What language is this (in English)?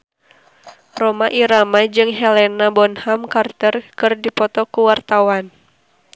Sundanese